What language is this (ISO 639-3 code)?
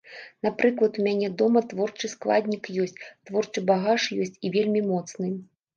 bel